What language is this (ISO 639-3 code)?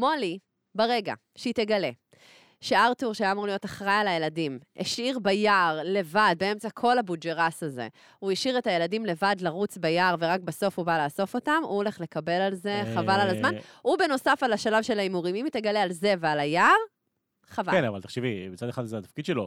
heb